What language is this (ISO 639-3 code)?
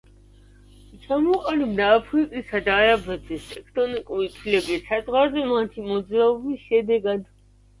kat